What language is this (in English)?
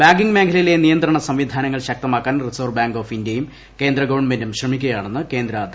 Malayalam